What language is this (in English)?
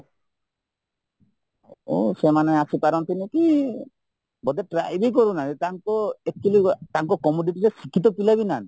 Odia